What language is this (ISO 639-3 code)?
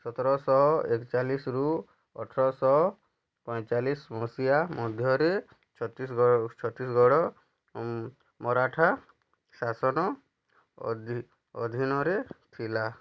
ori